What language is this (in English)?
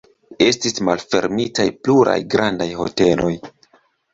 Esperanto